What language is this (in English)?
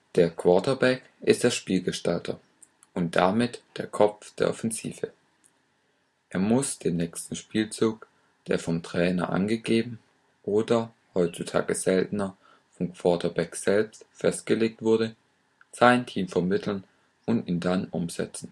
German